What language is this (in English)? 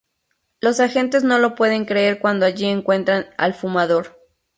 Spanish